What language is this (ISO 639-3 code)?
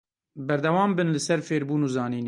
kur